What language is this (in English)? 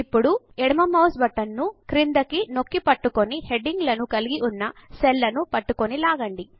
Telugu